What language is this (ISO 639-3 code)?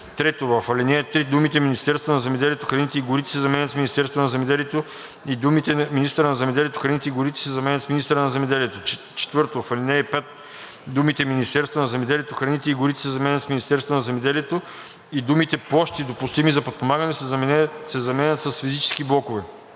bul